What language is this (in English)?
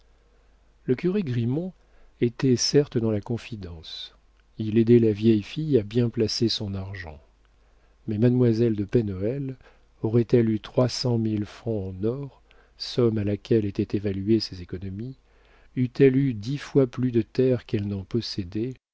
French